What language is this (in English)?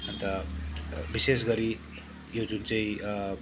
Nepali